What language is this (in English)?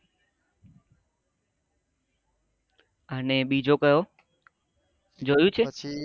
Gujarati